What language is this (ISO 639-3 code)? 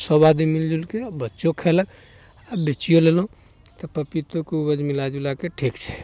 mai